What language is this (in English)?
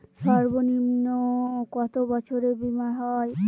Bangla